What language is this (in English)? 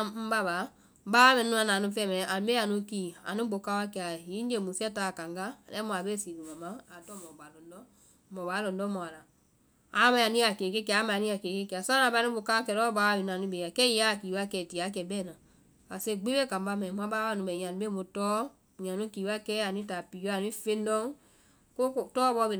Vai